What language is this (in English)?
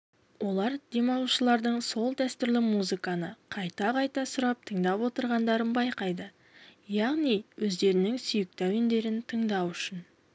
Kazakh